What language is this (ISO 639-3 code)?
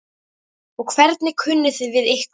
isl